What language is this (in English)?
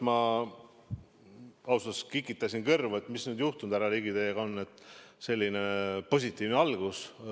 Estonian